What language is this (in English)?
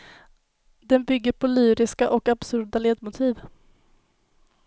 Swedish